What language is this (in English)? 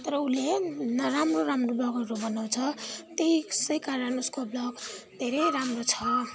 Nepali